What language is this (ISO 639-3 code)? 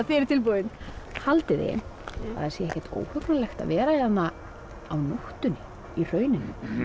isl